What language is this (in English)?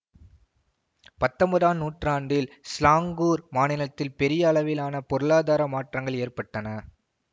Tamil